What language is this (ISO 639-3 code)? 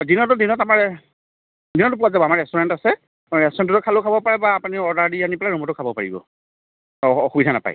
asm